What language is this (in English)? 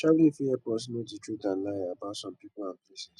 Nigerian Pidgin